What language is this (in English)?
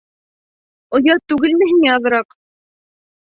Bashkir